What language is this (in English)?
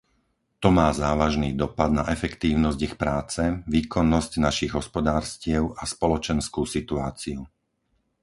Slovak